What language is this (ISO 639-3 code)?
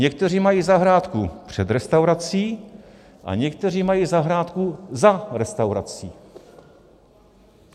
ces